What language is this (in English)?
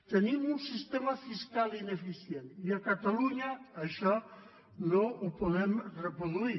Catalan